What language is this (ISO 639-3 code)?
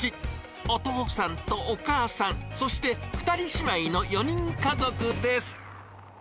jpn